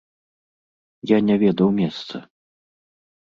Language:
Belarusian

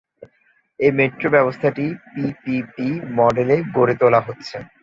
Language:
Bangla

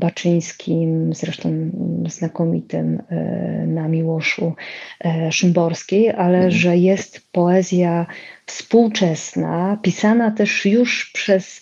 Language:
Polish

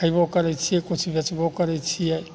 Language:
Maithili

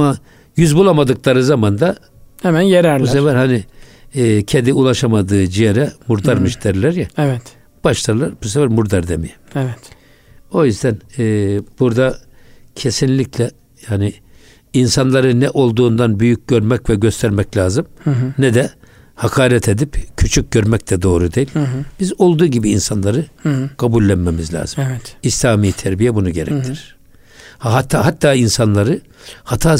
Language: Turkish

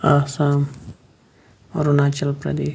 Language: Kashmiri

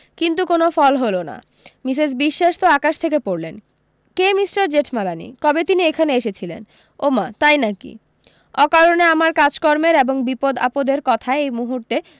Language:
Bangla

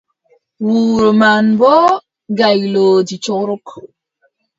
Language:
Adamawa Fulfulde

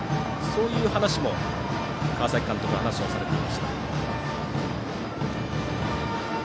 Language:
Japanese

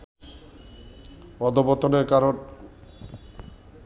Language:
Bangla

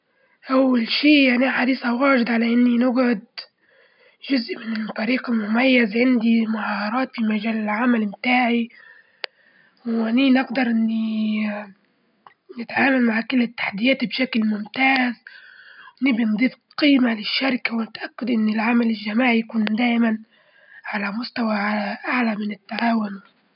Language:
Libyan Arabic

